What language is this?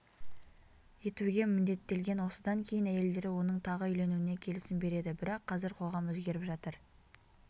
Kazakh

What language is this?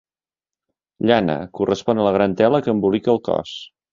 Catalan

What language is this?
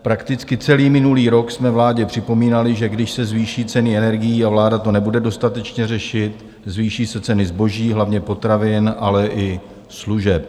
Czech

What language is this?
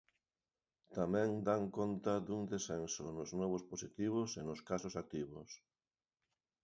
Galician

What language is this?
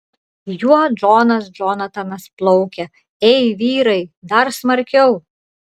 Lithuanian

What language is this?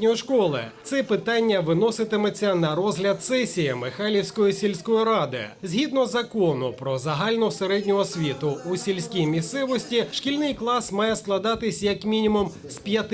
Ukrainian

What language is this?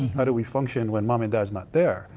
English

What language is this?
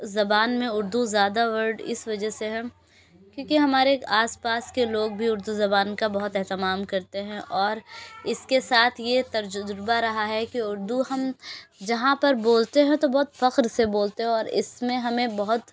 Urdu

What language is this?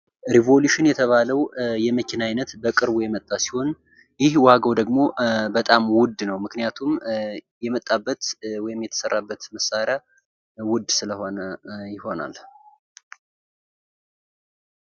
Amharic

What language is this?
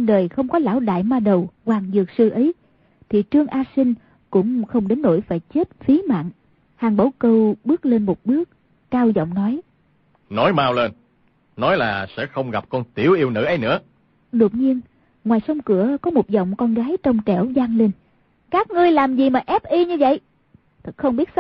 Vietnamese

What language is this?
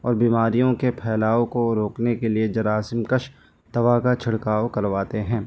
Urdu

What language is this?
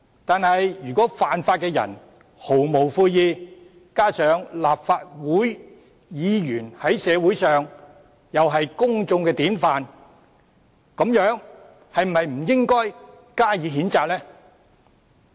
Cantonese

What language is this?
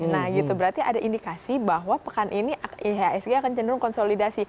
Indonesian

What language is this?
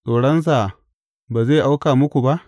Hausa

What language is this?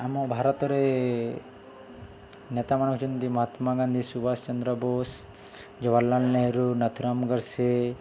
Odia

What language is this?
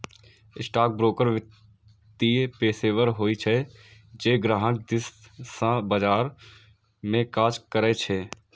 Maithili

